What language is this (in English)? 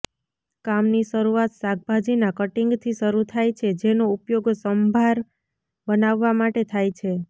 Gujarati